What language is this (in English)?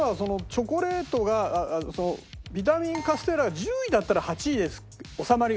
Japanese